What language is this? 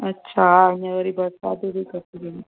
Sindhi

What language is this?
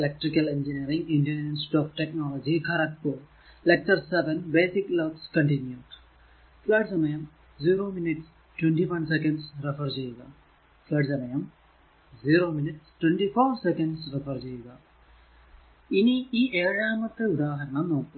Malayalam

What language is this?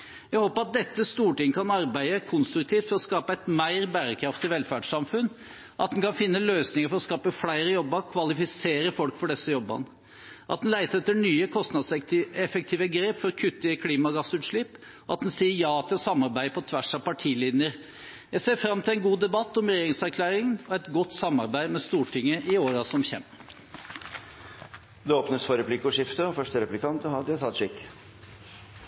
Norwegian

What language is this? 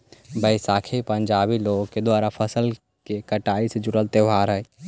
Magahi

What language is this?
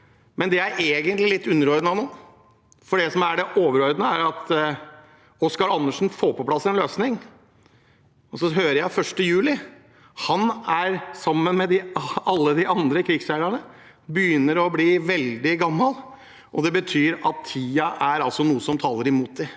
Norwegian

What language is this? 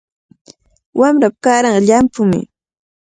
Cajatambo North Lima Quechua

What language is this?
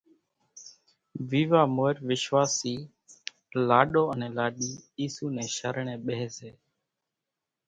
Kachi Koli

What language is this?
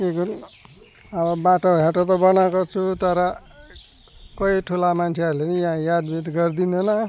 Nepali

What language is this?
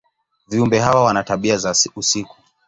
Swahili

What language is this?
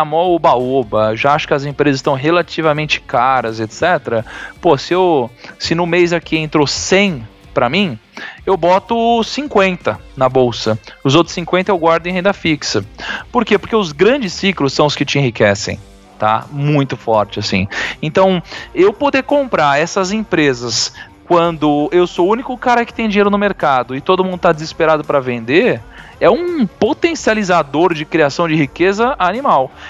Portuguese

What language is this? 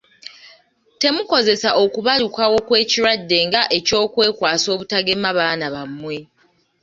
Ganda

